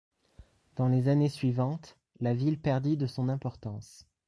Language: French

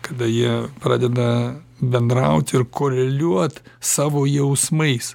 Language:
Lithuanian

